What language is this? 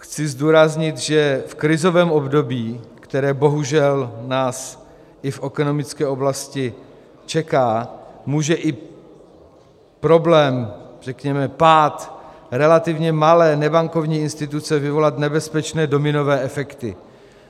Czech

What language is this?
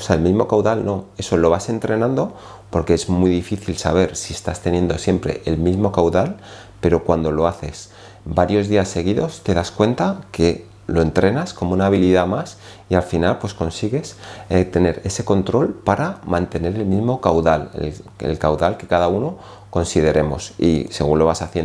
Spanish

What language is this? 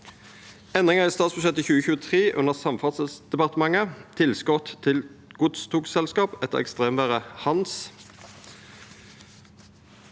Norwegian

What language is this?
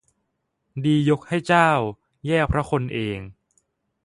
Thai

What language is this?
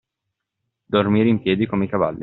Italian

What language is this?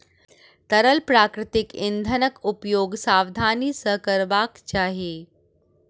Maithili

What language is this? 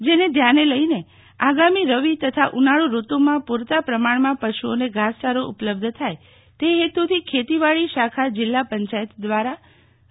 Gujarati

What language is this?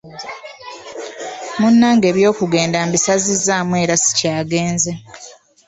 Ganda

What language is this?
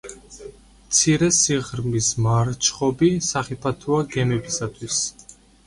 Georgian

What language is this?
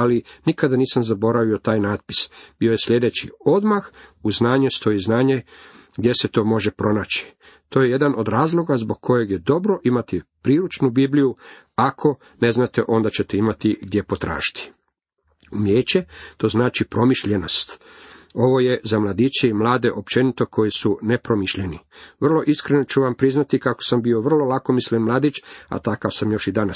Croatian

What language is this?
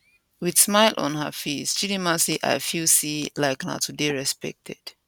Nigerian Pidgin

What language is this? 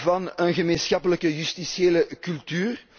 Dutch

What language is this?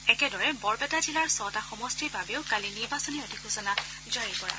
Assamese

